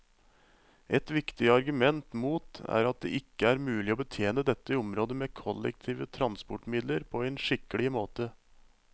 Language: Norwegian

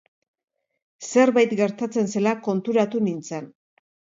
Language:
Basque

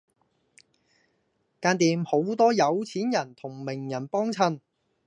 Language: Cantonese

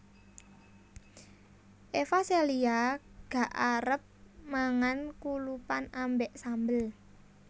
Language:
Javanese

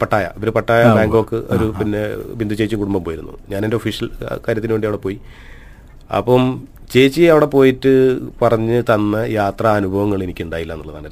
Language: Malayalam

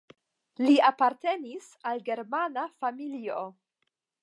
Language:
Esperanto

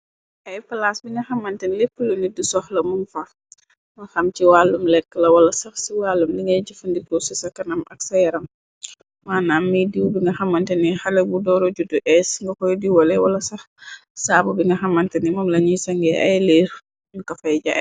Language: Wolof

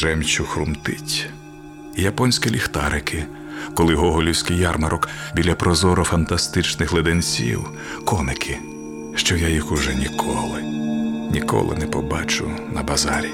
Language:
Ukrainian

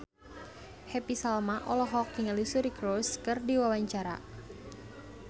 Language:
Sundanese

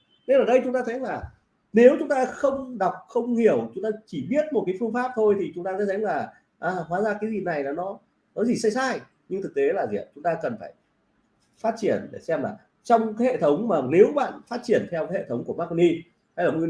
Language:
Vietnamese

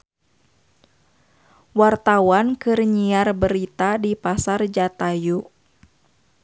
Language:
Sundanese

